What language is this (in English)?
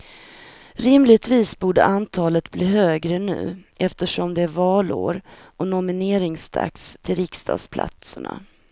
Swedish